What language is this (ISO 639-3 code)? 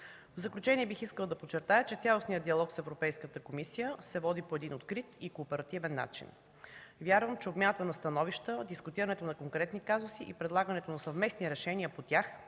bul